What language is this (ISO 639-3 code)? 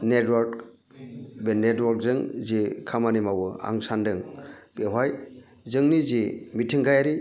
brx